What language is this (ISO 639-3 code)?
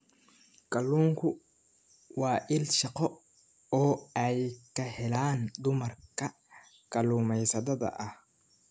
som